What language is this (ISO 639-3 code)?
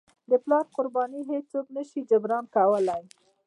pus